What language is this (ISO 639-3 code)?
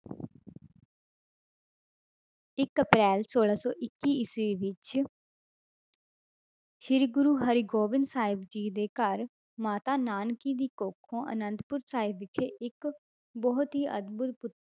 pan